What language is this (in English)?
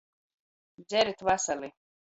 Latgalian